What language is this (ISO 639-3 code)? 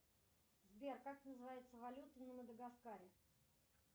rus